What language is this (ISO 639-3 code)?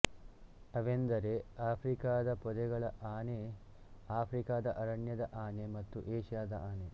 kan